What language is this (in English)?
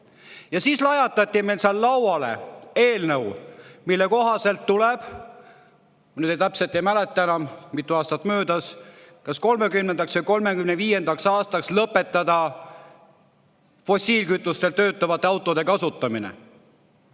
Estonian